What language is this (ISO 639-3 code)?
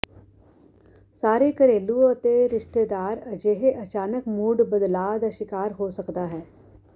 pan